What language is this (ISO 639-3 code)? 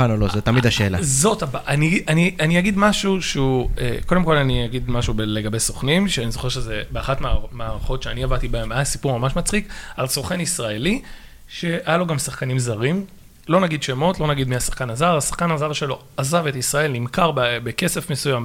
heb